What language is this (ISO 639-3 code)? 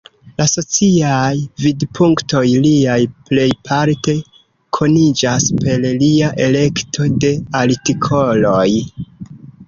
epo